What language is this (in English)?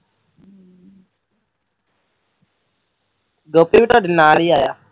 Punjabi